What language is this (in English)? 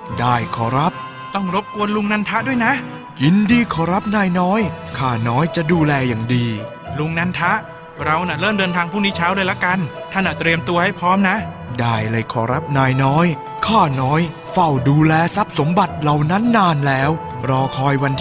Thai